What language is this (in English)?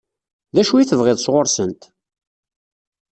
Kabyle